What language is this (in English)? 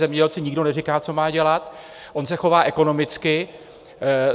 Czech